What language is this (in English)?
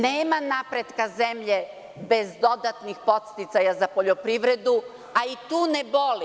Serbian